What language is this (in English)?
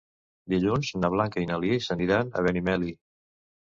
Catalan